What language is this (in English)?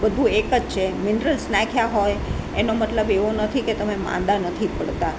Gujarati